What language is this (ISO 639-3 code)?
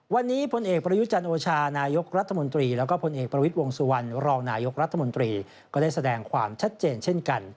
tha